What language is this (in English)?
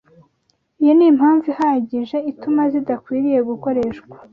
Kinyarwanda